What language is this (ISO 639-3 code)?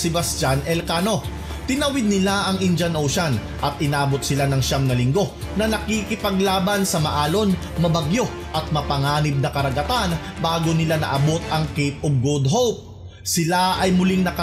fil